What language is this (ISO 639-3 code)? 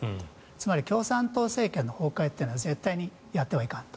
jpn